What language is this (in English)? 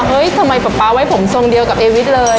Thai